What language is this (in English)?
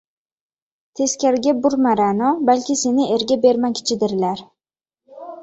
Uzbek